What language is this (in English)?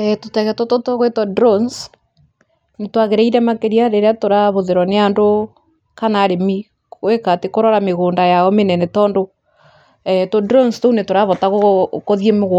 Kikuyu